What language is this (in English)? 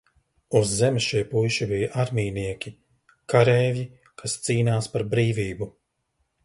Latvian